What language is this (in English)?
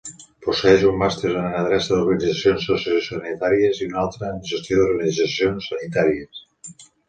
Catalan